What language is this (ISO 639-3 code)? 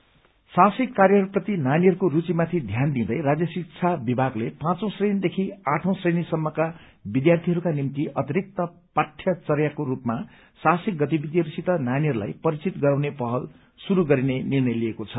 nep